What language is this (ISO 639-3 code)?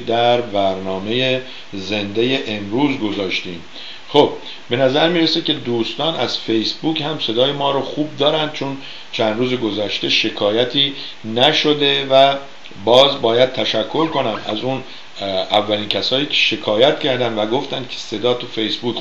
fas